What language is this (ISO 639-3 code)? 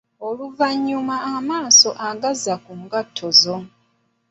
lug